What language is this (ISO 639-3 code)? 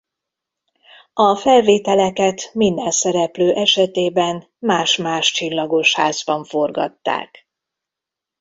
hun